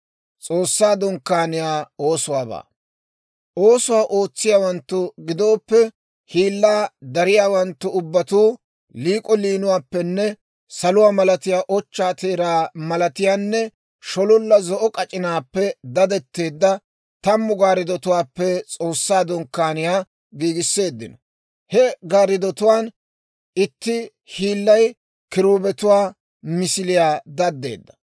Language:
Dawro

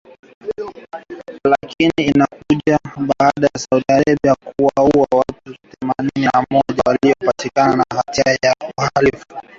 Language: Swahili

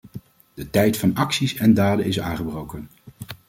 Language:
Dutch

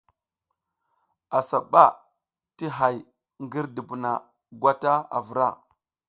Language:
South Giziga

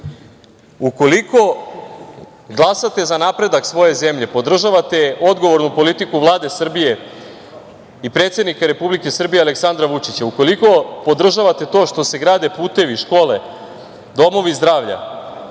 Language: Serbian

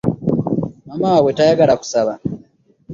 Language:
Ganda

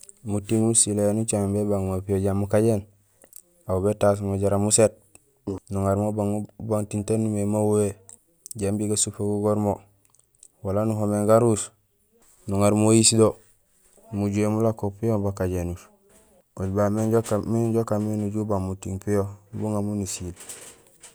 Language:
Gusilay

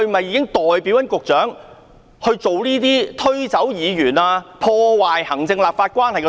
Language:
Cantonese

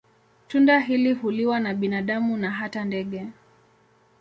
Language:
Swahili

